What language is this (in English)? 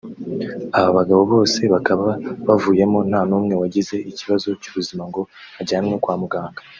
Kinyarwanda